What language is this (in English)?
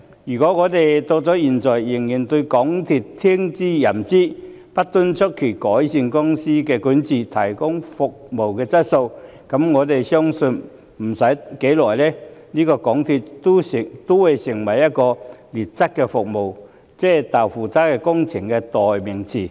Cantonese